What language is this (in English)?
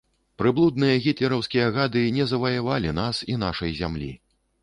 Belarusian